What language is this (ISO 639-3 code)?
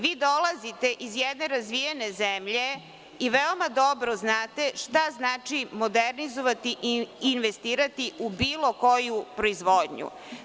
srp